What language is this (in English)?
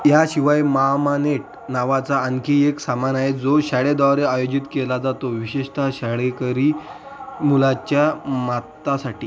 Marathi